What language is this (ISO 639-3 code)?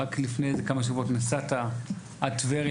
heb